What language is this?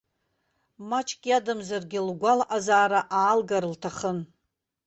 Abkhazian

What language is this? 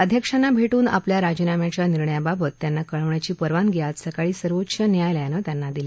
Marathi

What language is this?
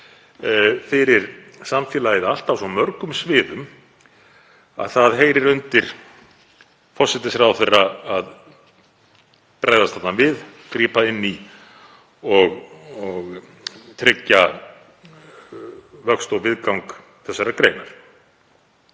Icelandic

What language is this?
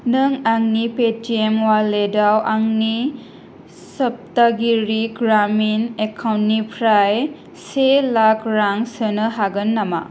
Bodo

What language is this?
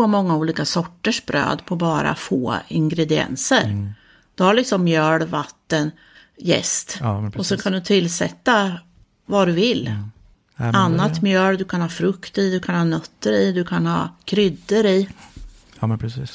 Swedish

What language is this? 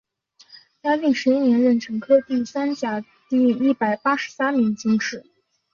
Chinese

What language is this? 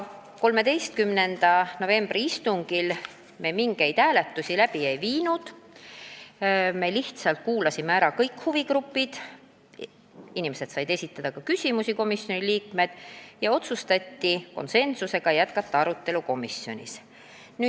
Estonian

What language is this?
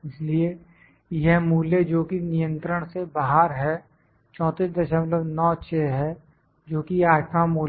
Hindi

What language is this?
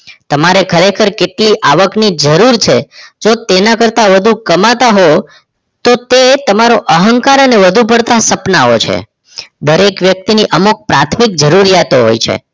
Gujarati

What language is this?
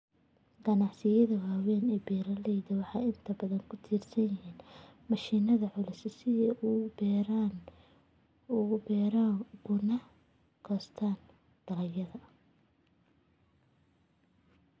Somali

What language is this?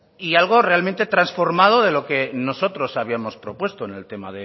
Spanish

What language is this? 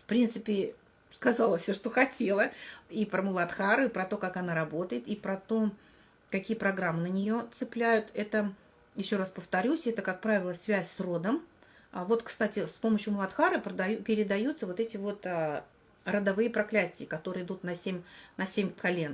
Russian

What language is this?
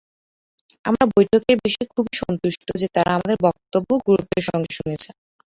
Bangla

